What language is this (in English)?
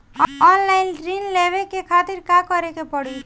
Bhojpuri